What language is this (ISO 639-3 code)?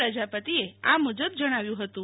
guj